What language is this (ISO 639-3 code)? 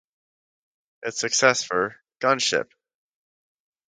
eng